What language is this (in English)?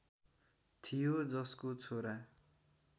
Nepali